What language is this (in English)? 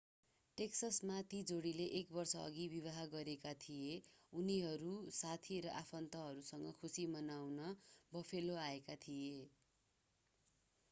Nepali